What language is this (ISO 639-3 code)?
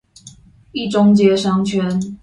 zho